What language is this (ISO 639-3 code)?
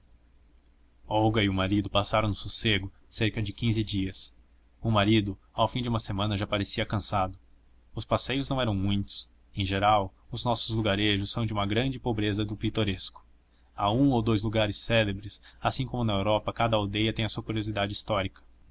por